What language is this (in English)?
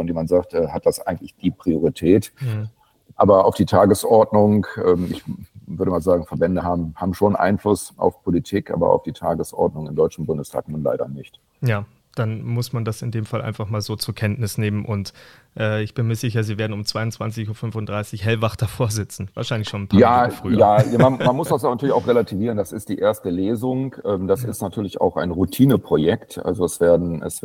German